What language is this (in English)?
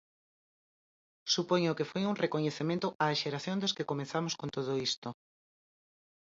Galician